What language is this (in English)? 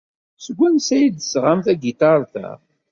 Kabyle